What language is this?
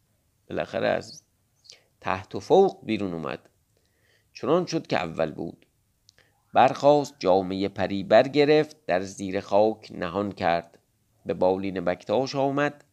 Persian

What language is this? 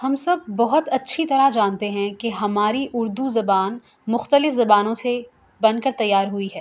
Urdu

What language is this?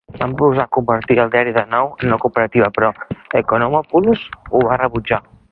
Catalan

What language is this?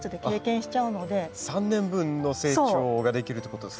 Japanese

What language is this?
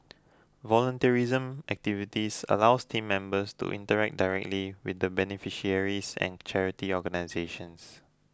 English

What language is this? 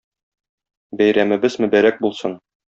Tatar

